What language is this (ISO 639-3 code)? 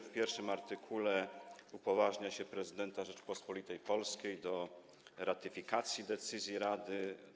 pol